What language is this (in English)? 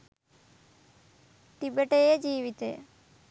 Sinhala